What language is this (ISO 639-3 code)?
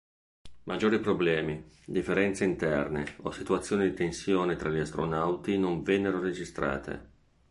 ita